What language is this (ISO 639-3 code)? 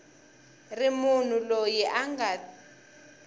tso